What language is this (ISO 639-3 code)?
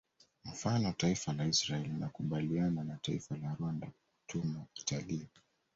swa